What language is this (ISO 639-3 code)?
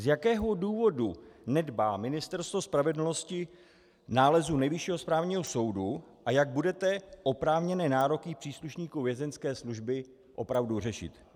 ces